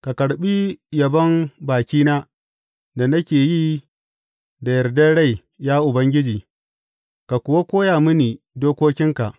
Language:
Hausa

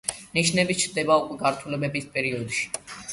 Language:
Georgian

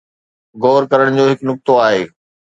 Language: Sindhi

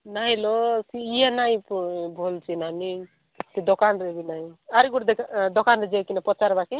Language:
Odia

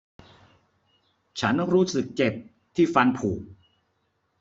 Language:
Thai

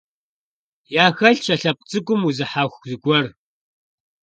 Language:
Kabardian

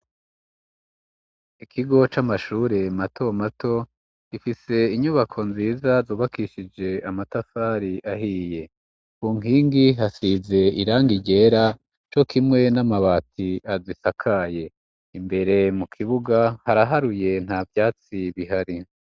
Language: Rundi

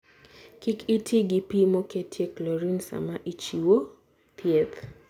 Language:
Luo (Kenya and Tanzania)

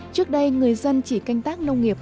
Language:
Vietnamese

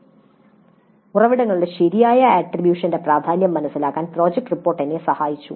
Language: Malayalam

